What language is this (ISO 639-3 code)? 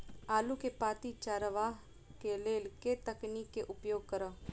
mai